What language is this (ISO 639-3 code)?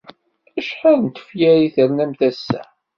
kab